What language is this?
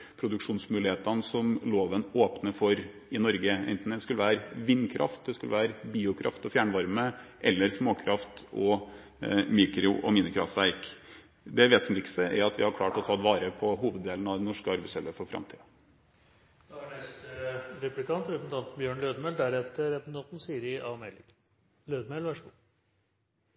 Norwegian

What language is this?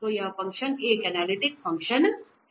Hindi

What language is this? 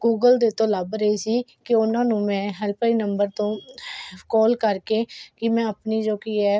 Punjabi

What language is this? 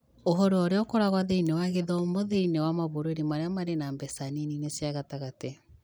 Kikuyu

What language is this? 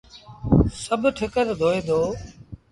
Sindhi Bhil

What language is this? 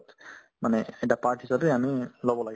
Assamese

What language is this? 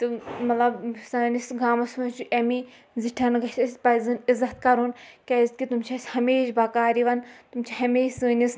Kashmiri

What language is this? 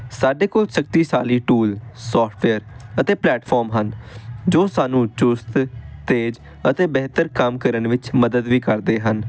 Punjabi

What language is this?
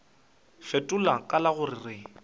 Northern Sotho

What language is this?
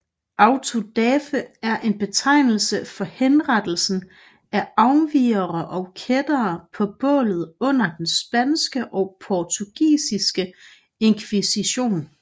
Danish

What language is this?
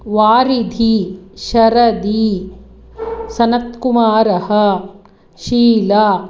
Sanskrit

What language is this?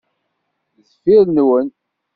Kabyle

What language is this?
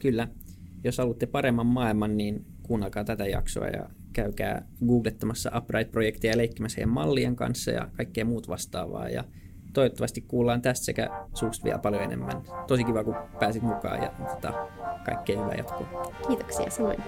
Finnish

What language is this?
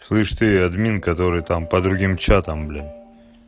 Russian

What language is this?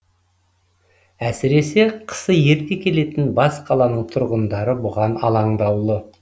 Kazakh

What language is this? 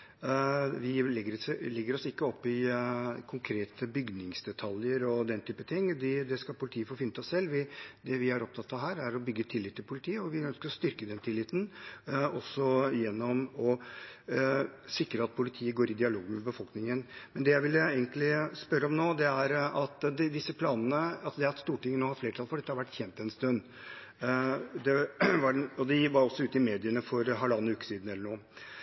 Norwegian Bokmål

